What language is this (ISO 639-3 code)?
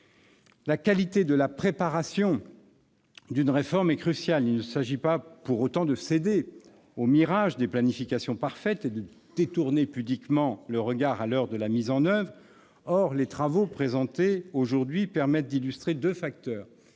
fra